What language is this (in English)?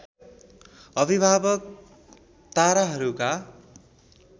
Nepali